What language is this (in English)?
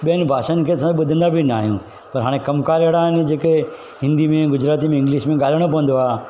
Sindhi